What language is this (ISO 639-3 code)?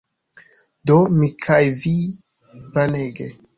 epo